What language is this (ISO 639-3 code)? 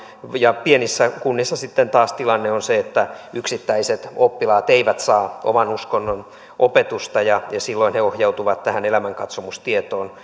fin